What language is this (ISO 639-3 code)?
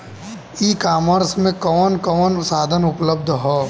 bho